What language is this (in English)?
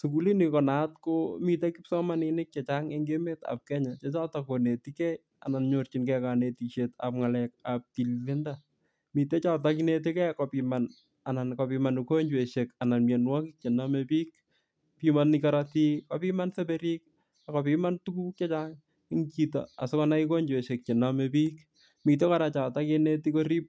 Kalenjin